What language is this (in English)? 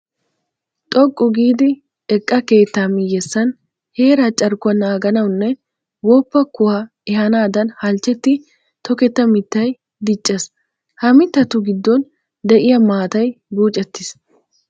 Wolaytta